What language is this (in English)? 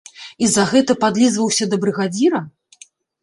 Belarusian